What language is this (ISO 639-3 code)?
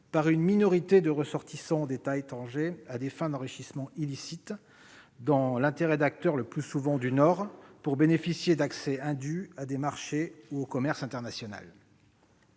fra